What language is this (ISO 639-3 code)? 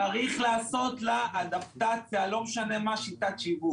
heb